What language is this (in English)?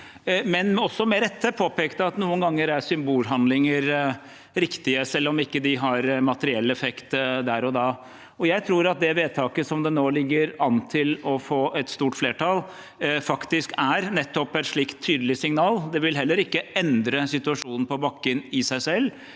Norwegian